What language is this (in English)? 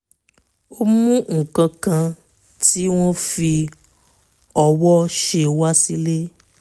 Yoruba